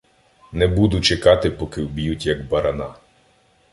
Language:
Ukrainian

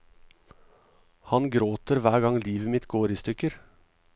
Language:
Norwegian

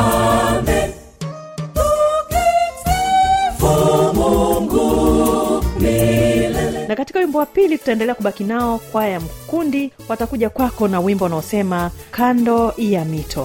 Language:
Swahili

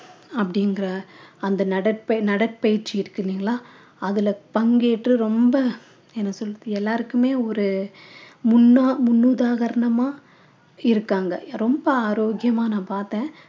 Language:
Tamil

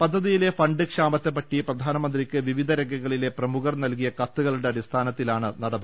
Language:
Malayalam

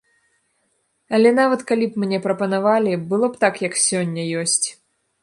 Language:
Belarusian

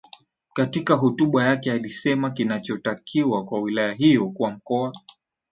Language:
Swahili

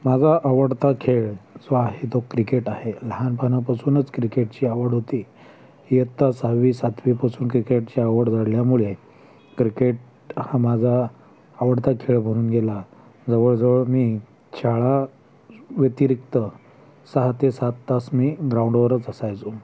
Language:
Marathi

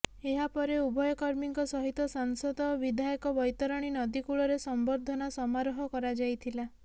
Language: Odia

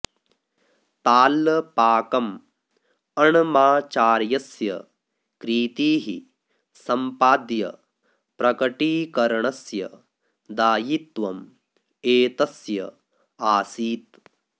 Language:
Sanskrit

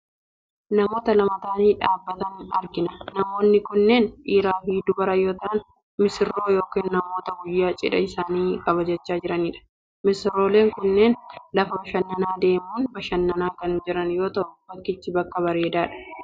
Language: Oromo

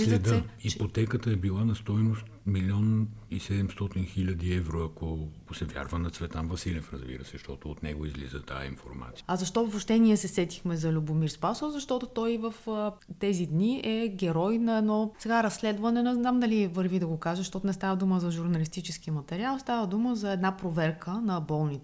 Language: Bulgarian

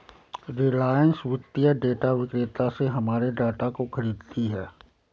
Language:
Hindi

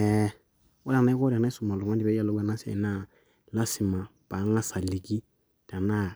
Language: Masai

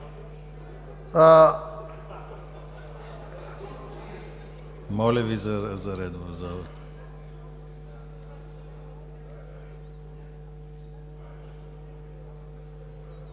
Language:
Bulgarian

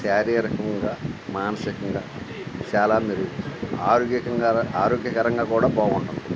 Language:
Telugu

